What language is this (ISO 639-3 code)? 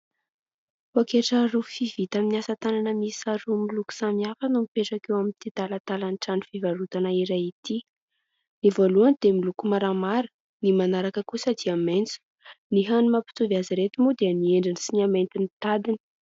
mlg